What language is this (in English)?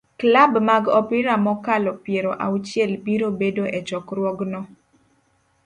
Luo (Kenya and Tanzania)